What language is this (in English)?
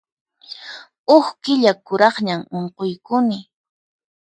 Puno Quechua